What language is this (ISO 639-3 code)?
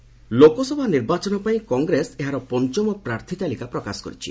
ori